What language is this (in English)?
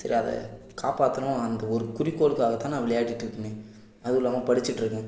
Tamil